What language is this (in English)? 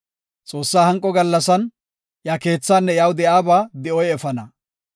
Gofa